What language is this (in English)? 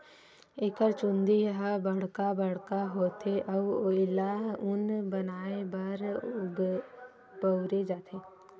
Chhattisgarhi